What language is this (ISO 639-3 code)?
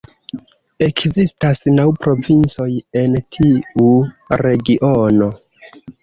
epo